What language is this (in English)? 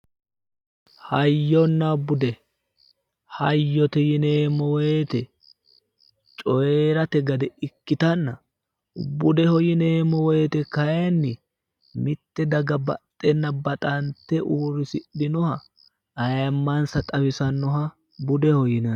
Sidamo